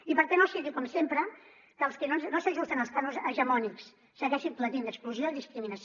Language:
Catalan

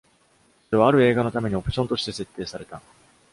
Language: Japanese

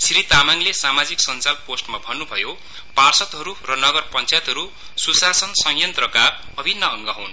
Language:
Nepali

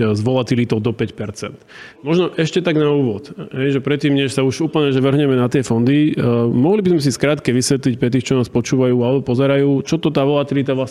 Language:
Slovak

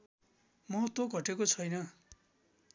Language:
Nepali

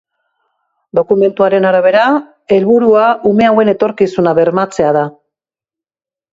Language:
Basque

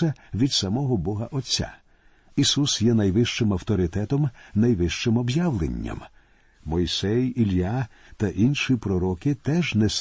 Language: Ukrainian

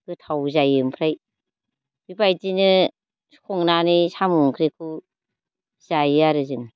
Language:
Bodo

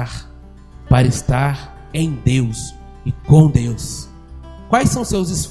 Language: Portuguese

